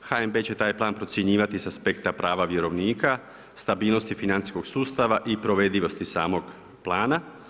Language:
Croatian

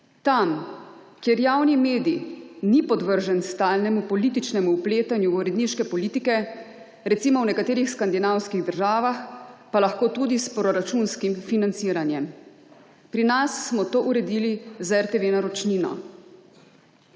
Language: Slovenian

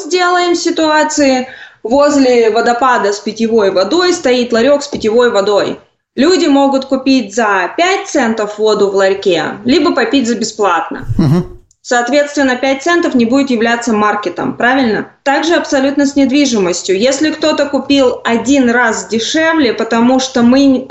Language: Russian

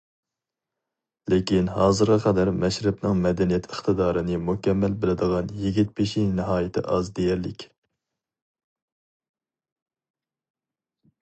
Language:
Uyghur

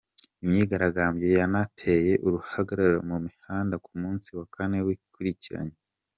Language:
Kinyarwanda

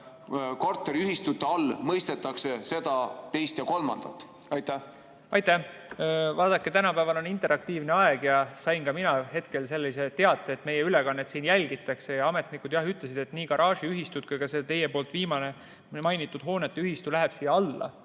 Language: Estonian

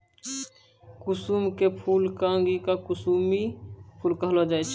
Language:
Maithili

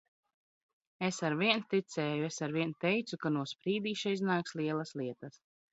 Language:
Latvian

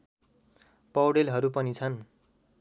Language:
Nepali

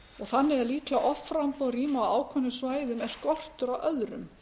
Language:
Icelandic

